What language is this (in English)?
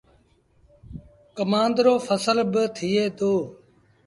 Sindhi Bhil